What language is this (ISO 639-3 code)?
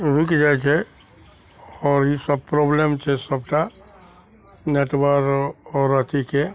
mai